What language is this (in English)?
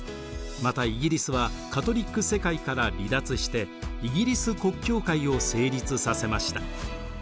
Japanese